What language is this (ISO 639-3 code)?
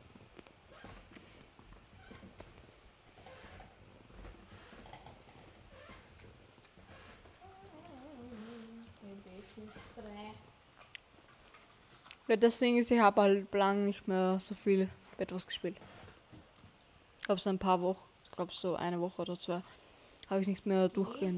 deu